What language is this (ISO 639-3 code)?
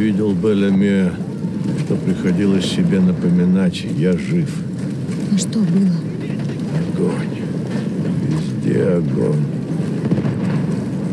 rus